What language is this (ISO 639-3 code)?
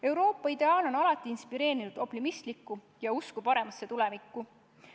est